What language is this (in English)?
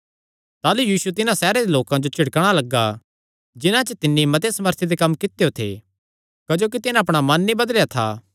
Kangri